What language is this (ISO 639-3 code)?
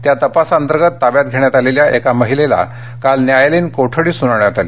mar